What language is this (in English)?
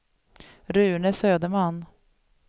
Swedish